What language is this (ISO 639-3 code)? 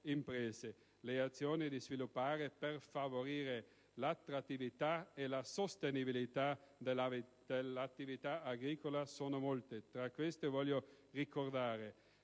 ita